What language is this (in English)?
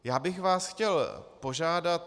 Czech